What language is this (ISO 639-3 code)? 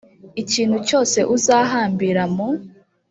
kin